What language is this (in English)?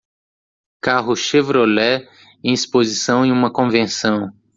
Portuguese